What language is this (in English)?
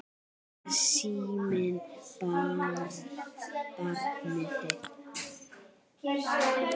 Icelandic